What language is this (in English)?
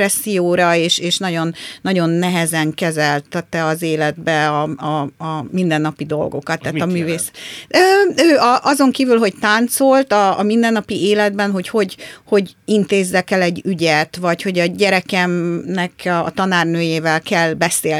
Hungarian